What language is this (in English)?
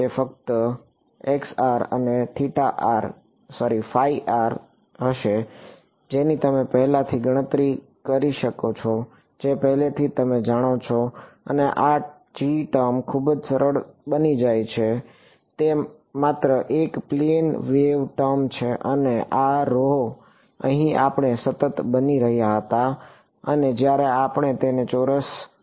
Gujarati